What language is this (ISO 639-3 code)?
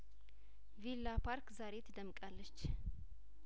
amh